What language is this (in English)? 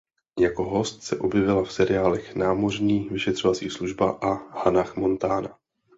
Czech